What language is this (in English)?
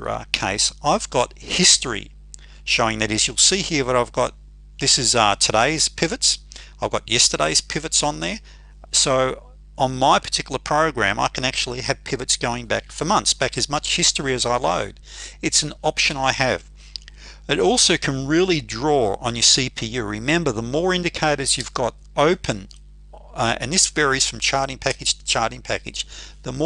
English